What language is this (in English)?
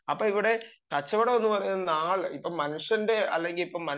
Malayalam